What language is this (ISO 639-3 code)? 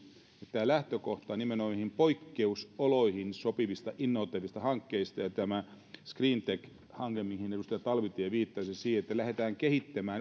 fin